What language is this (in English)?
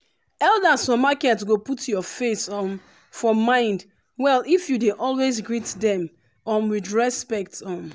Nigerian Pidgin